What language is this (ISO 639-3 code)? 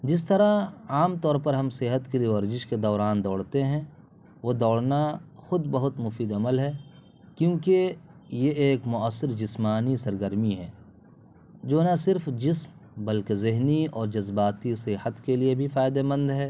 urd